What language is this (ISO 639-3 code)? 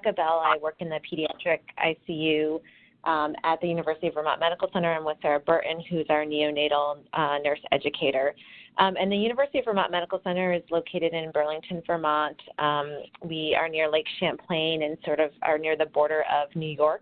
eng